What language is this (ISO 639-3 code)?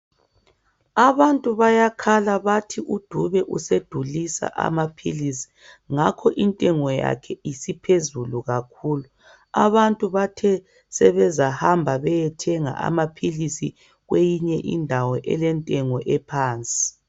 nde